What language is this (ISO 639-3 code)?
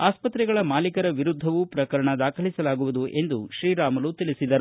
kan